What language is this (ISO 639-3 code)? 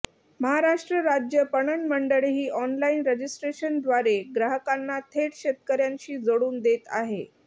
mar